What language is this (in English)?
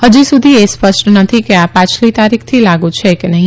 Gujarati